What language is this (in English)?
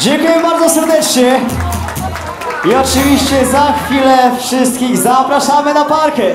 Romanian